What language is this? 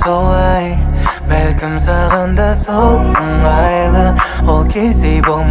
Arabic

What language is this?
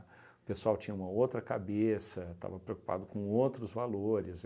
Portuguese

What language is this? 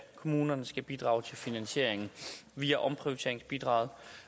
Danish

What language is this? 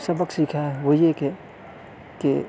Urdu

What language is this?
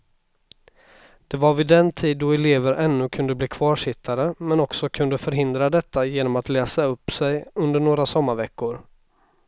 Swedish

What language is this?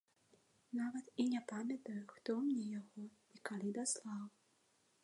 Belarusian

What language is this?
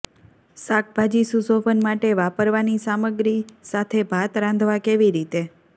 Gujarati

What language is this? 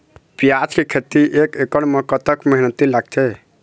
Chhattisgarhi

